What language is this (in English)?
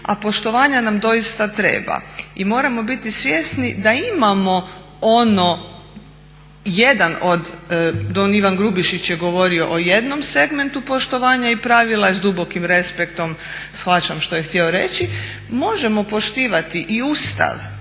Croatian